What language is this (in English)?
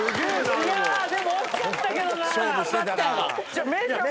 Japanese